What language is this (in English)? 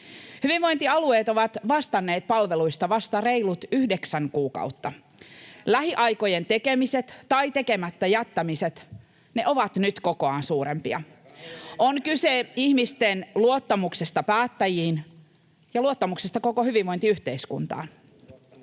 Finnish